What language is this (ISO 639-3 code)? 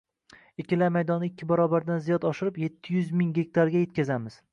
uzb